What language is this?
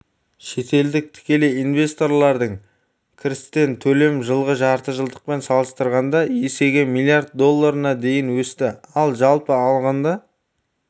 Kazakh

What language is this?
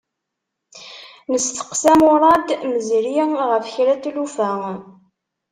Kabyle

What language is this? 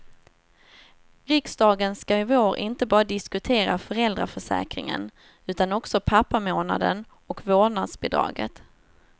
Swedish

